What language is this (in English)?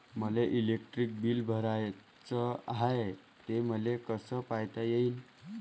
Marathi